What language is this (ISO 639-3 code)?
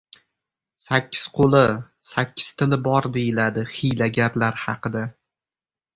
uzb